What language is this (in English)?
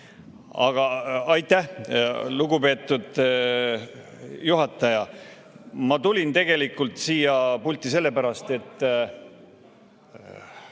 Estonian